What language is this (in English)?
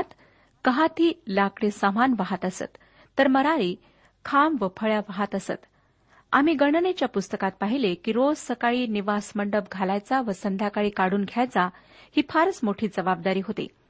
Marathi